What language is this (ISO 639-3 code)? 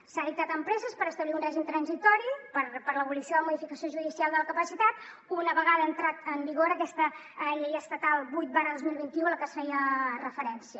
cat